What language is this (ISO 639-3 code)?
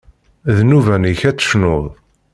kab